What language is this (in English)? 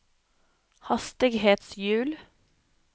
Norwegian